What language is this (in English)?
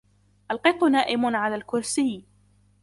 Arabic